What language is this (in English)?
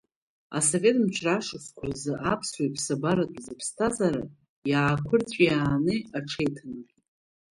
Abkhazian